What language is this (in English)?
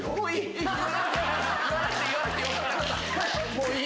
Japanese